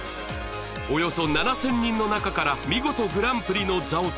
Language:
Japanese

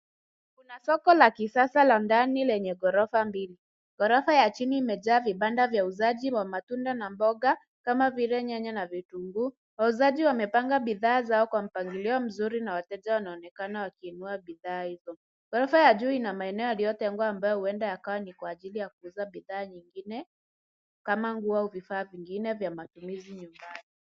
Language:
Swahili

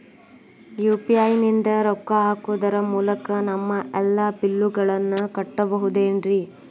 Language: Kannada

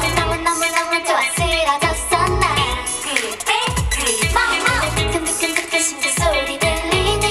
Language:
Polish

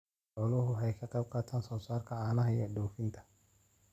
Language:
Somali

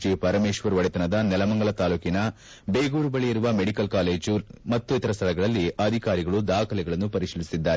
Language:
Kannada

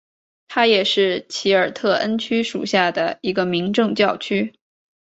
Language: Chinese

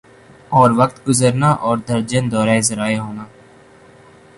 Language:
Urdu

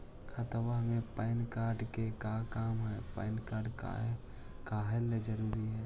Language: Magahi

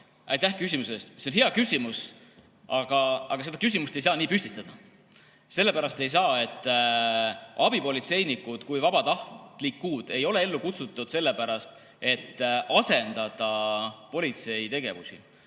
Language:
Estonian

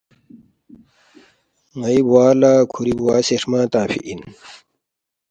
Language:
Balti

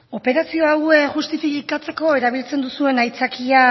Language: Basque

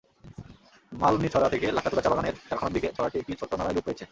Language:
Bangla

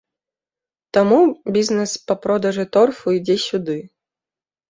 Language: Belarusian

